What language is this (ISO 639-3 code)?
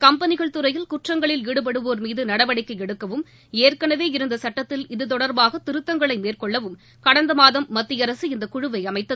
tam